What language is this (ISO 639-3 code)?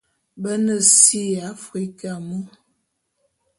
bum